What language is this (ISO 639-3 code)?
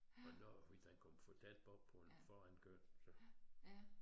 dan